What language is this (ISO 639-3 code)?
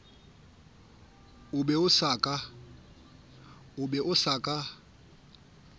sot